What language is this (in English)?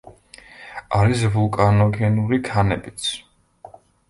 Georgian